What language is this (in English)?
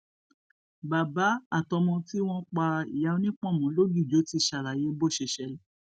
Yoruba